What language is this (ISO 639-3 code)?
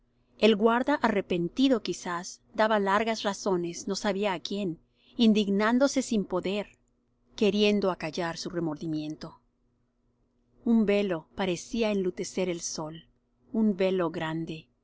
spa